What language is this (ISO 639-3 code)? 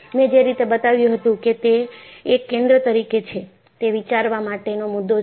guj